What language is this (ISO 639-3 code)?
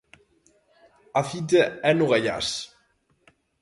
glg